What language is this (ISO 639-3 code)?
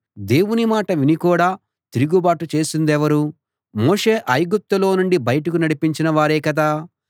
tel